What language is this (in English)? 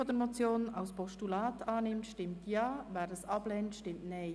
Swiss German